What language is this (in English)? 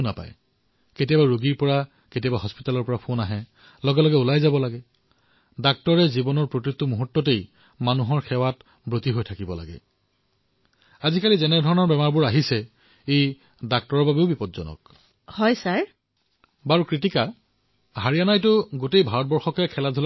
Assamese